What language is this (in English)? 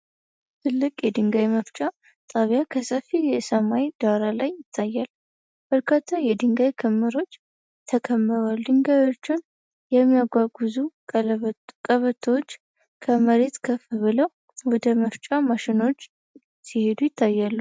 Amharic